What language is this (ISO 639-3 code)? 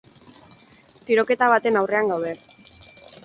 eus